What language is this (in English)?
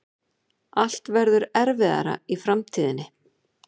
Icelandic